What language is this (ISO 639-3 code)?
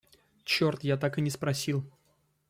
rus